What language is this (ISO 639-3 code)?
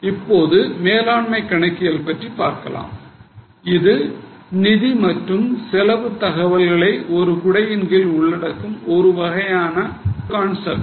tam